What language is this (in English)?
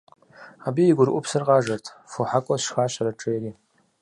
Kabardian